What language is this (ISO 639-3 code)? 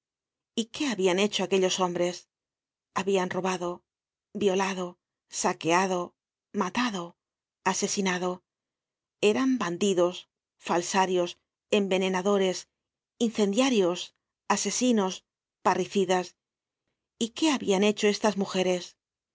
spa